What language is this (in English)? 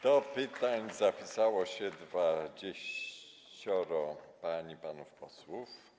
Polish